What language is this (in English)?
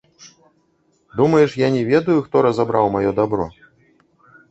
Belarusian